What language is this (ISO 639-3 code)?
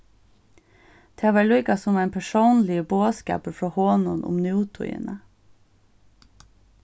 fao